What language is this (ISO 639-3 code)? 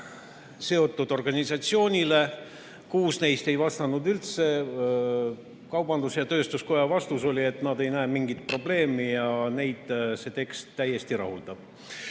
est